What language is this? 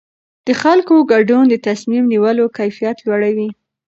Pashto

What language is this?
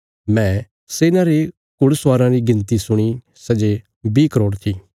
Bilaspuri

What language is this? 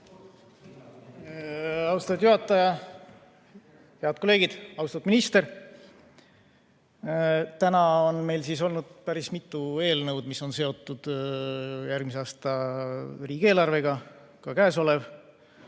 Estonian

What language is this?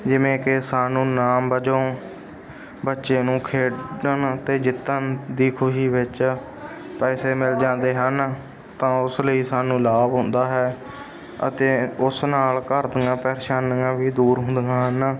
Punjabi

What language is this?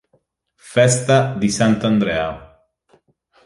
Italian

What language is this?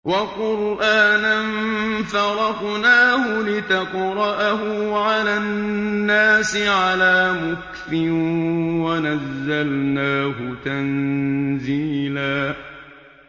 Arabic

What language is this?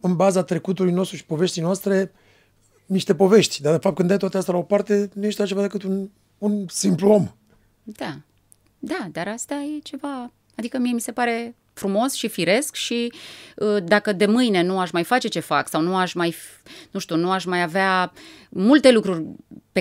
Romanian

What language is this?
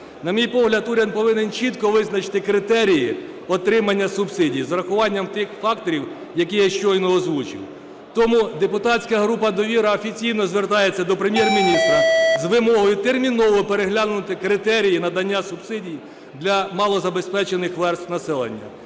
Ukrainian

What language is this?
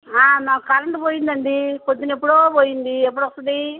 Telugu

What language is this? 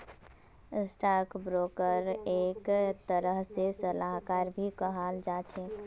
Magahi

